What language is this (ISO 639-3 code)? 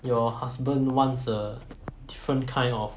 eng